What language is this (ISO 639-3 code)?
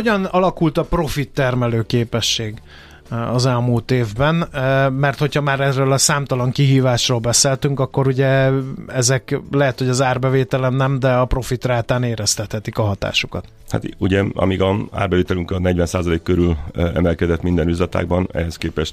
hun